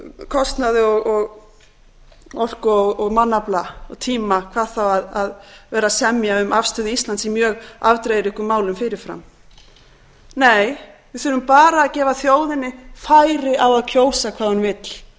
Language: Icelandic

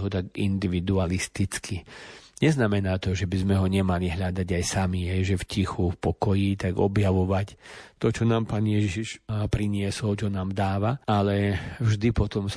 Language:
Slovak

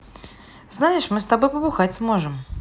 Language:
Russian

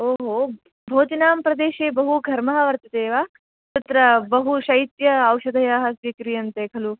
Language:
Sanskrit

